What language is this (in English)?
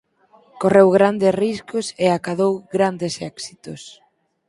Galician